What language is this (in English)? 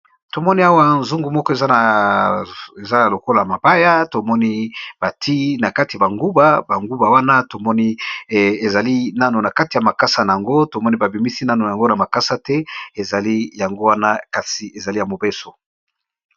Lingala